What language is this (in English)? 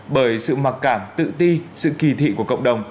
Vietnamese